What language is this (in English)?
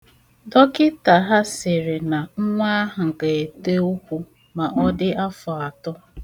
Igbo